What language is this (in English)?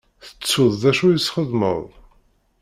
Kabyle